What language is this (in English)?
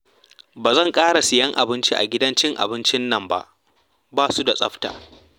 Hausa